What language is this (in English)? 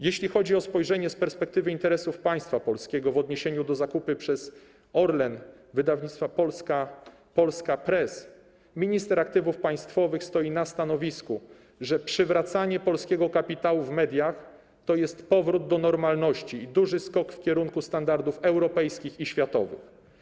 Polish